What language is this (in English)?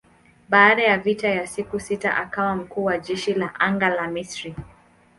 Swahili